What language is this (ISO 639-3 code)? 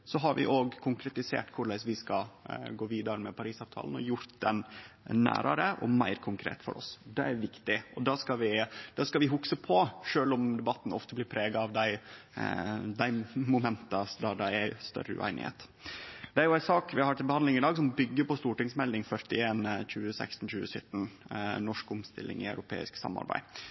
nno